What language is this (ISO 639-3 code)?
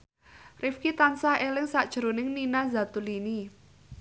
jav